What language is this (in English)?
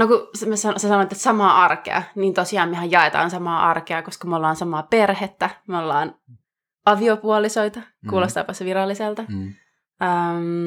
Finnish